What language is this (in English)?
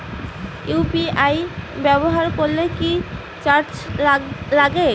Bangla